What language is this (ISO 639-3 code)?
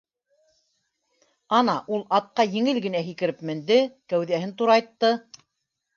bak